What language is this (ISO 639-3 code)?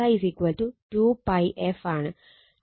mal